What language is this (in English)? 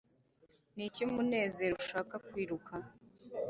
Kinyarwanda